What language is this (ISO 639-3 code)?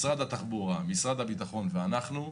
heb